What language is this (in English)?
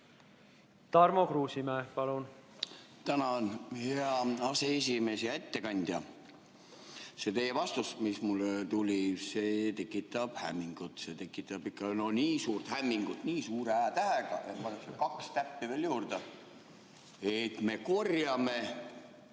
Estonian